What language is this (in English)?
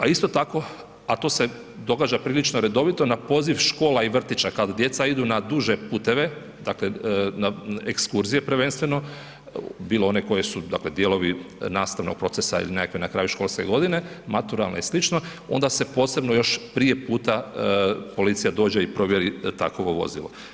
Croatian